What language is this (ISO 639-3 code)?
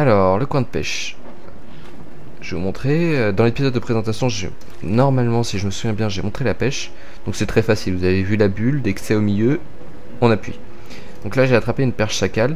fra